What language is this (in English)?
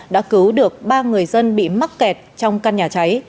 Vietnamese